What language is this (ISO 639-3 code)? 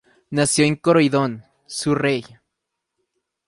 spa